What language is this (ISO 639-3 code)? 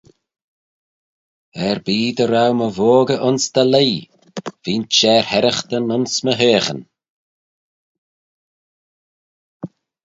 glv